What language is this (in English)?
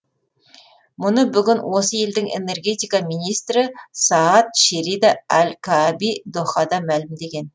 Kazakh